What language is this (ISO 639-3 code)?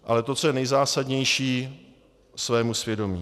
ces